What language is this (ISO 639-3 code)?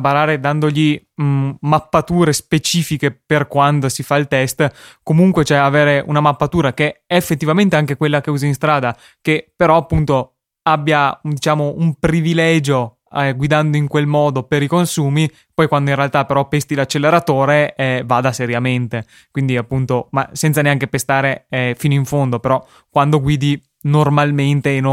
ita